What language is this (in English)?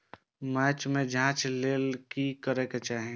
Maithili